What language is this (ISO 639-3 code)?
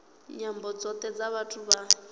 ven